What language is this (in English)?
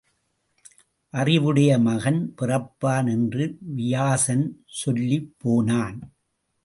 Tamil